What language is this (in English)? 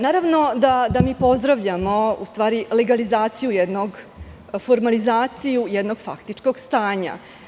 Serbian